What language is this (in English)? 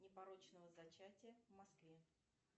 Russian